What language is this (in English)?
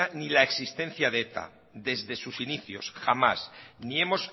Spanish